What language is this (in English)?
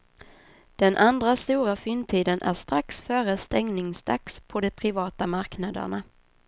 Swedish